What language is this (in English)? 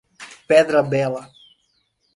Portuguese